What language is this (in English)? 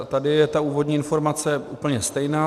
Czech